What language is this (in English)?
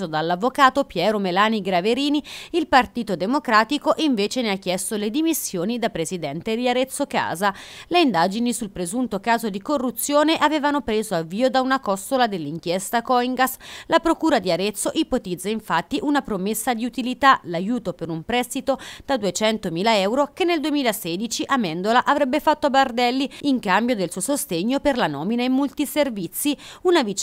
Italian